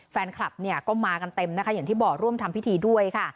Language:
Thai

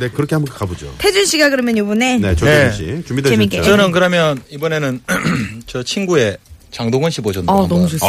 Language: Korean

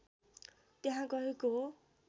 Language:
Nepali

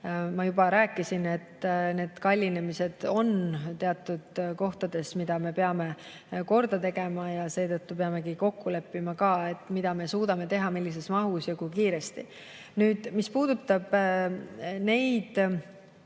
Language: Estonian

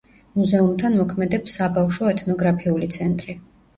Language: Georgian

